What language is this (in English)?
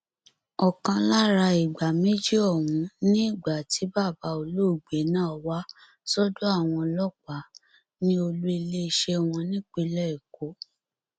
Yoruba